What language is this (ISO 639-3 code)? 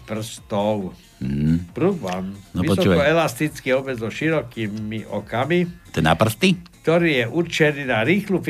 slk